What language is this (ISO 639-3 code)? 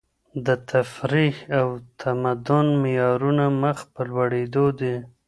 pus